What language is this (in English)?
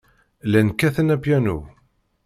Kabyle